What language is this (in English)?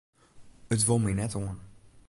Western Frisian